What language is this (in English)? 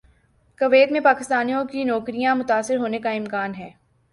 Urdu